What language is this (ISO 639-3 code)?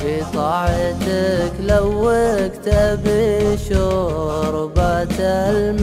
ara